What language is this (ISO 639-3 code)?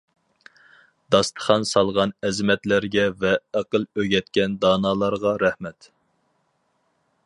uig